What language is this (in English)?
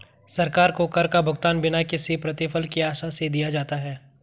Hindi